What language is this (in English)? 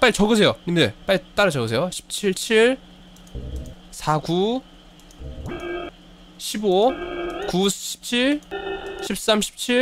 Korean